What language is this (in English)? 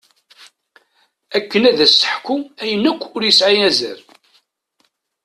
Kabyle